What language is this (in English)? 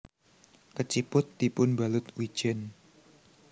Javanese